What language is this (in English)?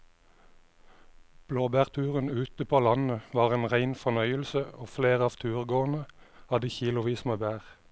Norwegian